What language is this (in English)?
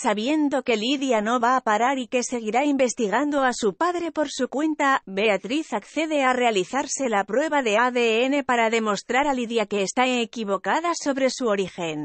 Spanish